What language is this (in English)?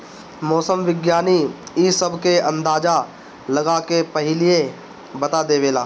Bhojpuri